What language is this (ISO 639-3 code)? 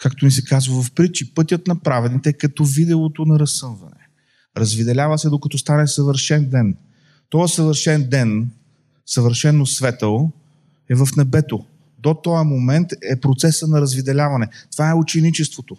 bul